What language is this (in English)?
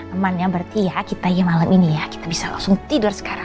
Indonesian